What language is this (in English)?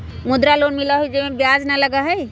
Magahi